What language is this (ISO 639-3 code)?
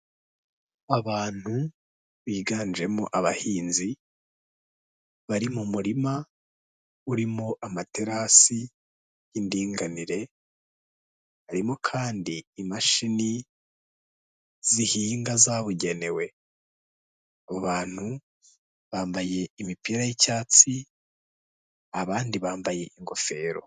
kin